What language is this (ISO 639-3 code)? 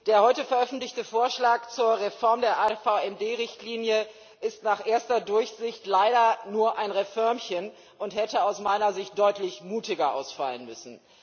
deu